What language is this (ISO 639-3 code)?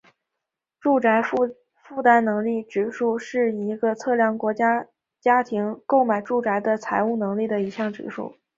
zho